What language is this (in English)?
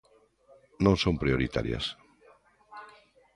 Galician